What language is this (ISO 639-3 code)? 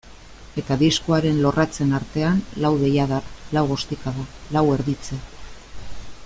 eus